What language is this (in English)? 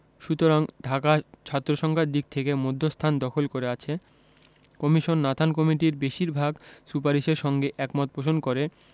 Bangla